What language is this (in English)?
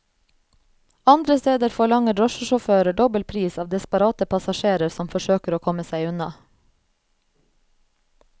Norwegian